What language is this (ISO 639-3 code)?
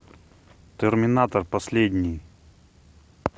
rus